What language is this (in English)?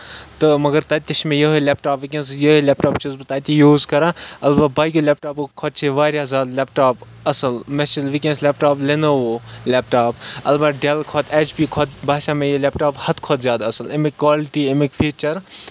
Kashmiri